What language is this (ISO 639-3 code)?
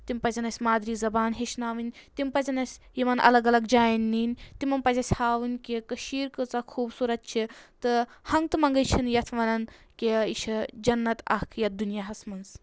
kas